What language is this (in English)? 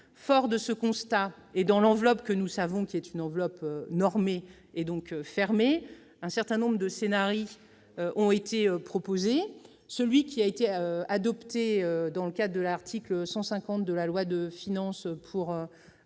French